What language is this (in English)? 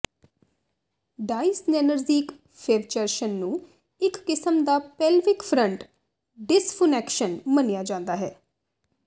Punjabi